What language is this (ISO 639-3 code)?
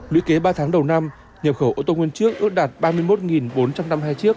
vie